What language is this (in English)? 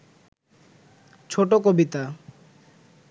Bangla